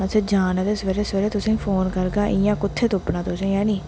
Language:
Dogri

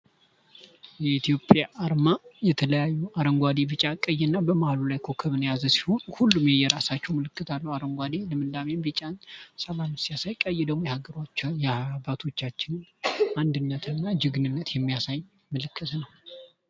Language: Amharic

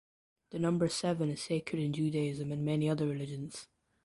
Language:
English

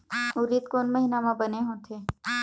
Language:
Chhattisgarhi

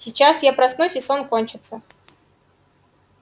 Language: Russian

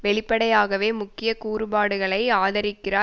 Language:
Tamil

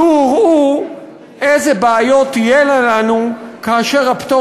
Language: Hebrew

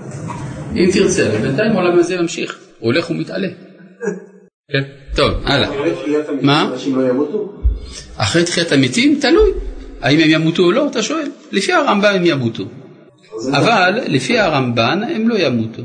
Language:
Hebrew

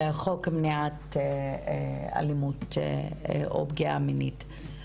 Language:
Hebrew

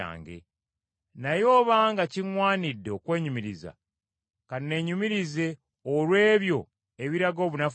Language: Ganda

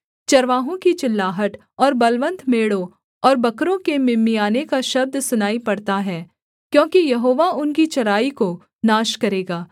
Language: Hindi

